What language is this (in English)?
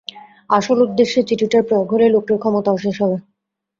Bangla